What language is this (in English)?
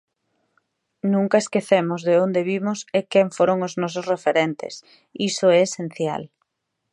Galician